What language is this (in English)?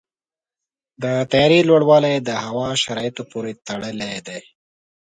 Pashto